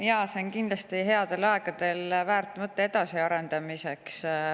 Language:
Estonian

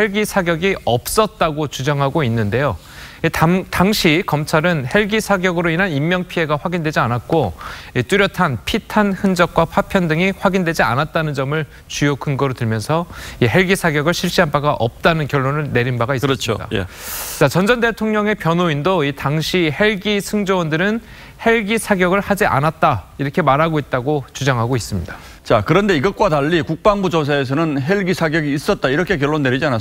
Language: Korean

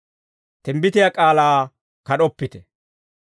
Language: Dawro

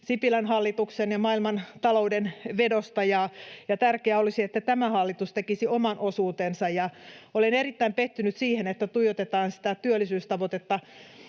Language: Finnish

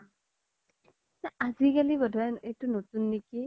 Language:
Assamese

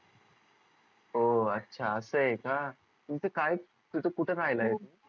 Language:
Marathi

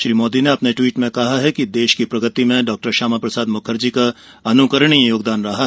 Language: Hindi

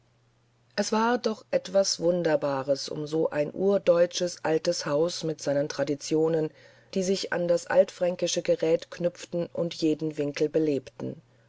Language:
German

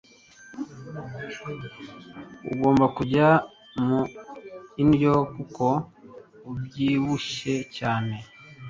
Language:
Kinyarwanda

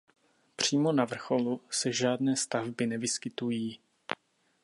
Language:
Czech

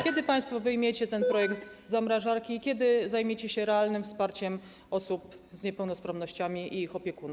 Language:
Polish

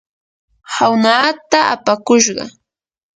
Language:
Yanahuanca Pasco Quechua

